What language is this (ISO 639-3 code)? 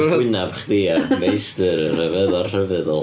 cym